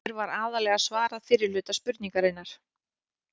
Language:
Icelandic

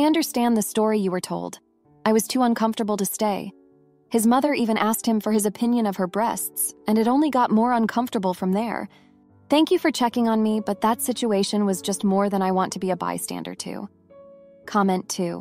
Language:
English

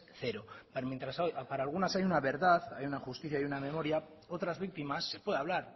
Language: Spanish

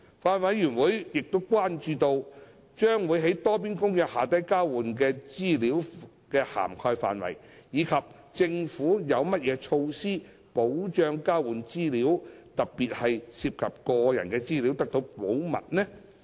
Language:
Cantonese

